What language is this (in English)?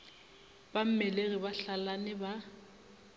Northern Sotho